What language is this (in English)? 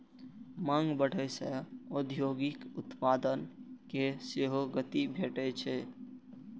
Maithili